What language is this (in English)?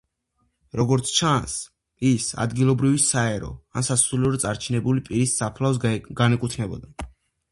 Georgian